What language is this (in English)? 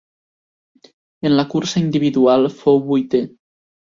Catalan